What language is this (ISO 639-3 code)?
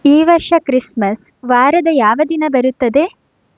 kan